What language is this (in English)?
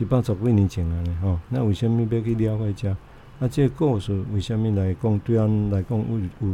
Chinese